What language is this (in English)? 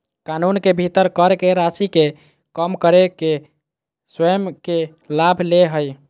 Magahi